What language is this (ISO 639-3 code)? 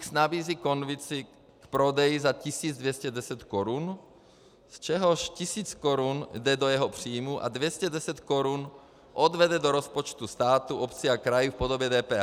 ces